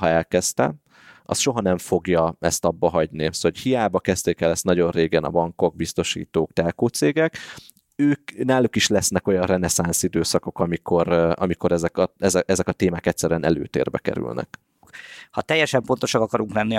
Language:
Hungarian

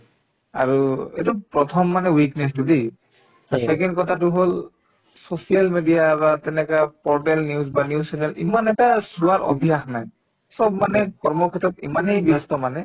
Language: Assamese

